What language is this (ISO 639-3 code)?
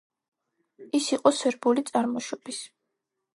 kat